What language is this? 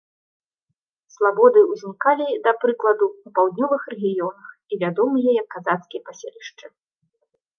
Belarusian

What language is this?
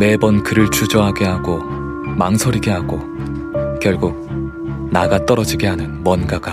Korean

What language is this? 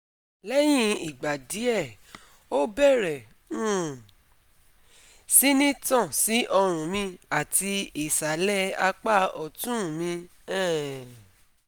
Yoruba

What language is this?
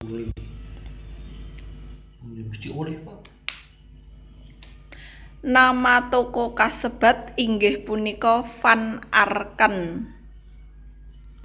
Javanese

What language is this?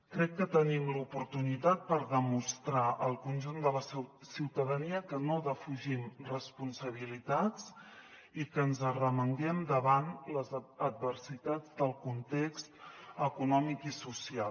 Catalan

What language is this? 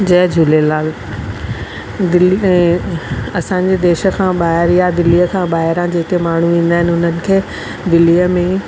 Sindhi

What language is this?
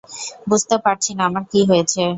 Bangla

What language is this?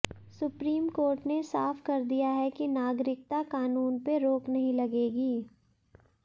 Hindi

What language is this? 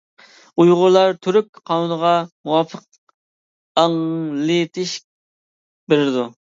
Uyghur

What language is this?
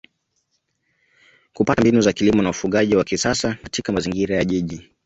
Swahili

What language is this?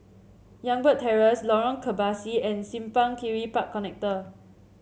English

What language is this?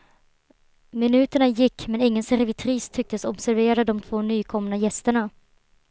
Swedish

